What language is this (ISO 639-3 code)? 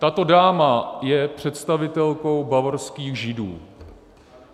ces